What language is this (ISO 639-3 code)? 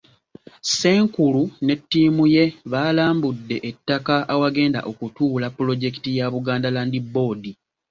lug